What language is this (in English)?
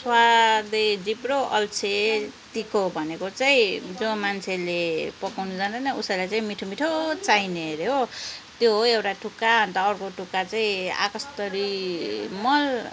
Nepali